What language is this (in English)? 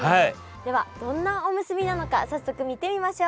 Japanese